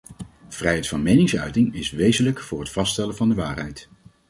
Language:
Dutch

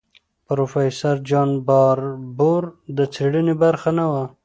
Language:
Pashto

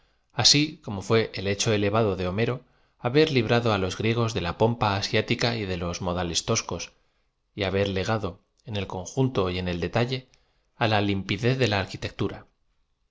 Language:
Spanish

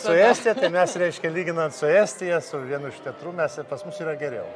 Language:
Lithuanian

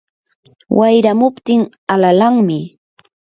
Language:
Yanahuanca Pasco Quechua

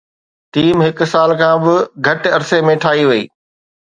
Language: Sindhi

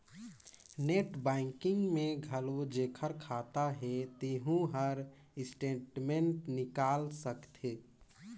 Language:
Chhattisgarhi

